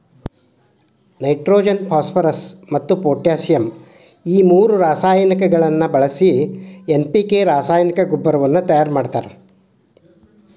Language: Kannada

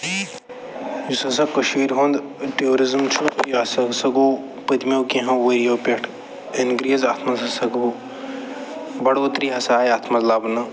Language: Kashmiri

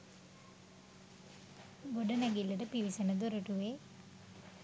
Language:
Sinhala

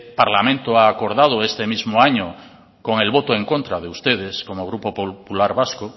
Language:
Spanish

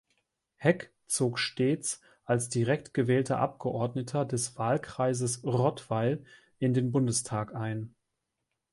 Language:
German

